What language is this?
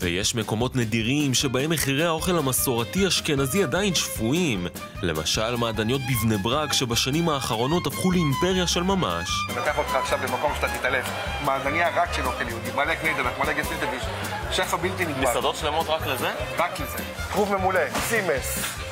Hebrew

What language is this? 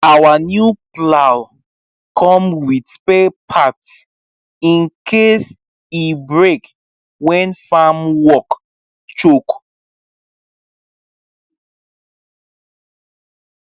Nigerian Pidgin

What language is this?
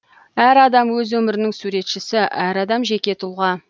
Kazakh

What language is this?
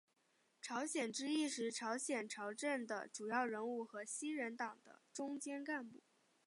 Chinese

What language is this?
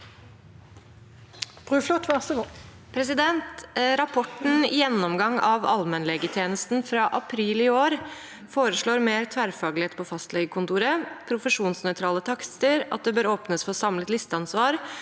Norwegian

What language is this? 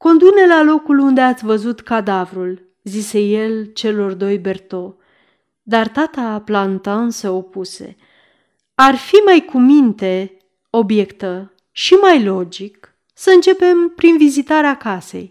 Romanian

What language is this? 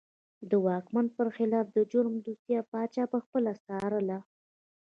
Pashto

